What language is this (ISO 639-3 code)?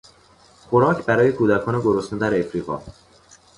fas